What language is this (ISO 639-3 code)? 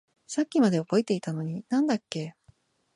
jpn